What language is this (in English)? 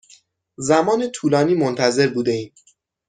Persian